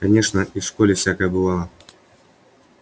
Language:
Russian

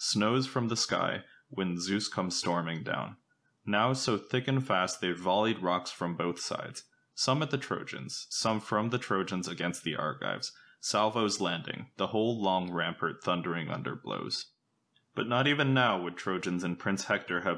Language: English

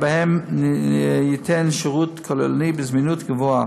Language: Hebrew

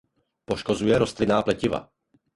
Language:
Czech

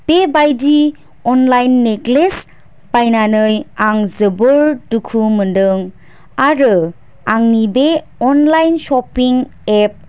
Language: Bodo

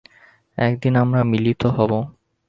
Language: Bangla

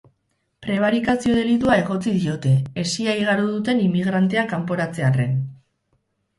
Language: Basque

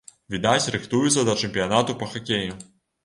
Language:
Belarusian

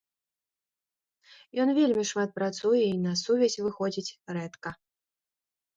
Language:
Belarusian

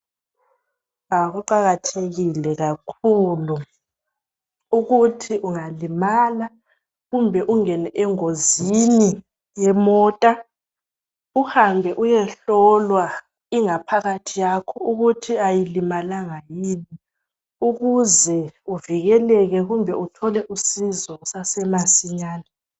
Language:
North Ndebele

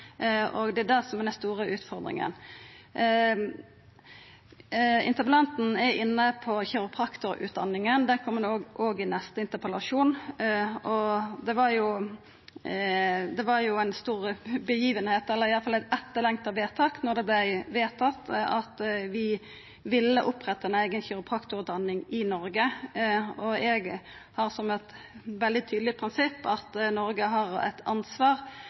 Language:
Norwegian Nynorsk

